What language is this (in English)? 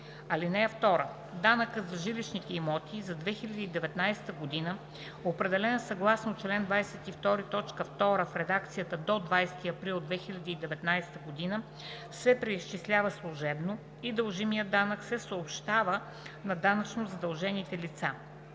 Bulgarian